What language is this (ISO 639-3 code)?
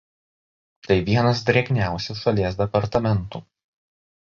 lit